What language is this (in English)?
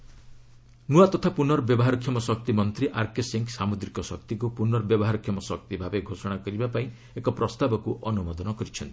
Odia